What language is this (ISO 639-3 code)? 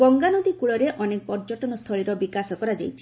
ori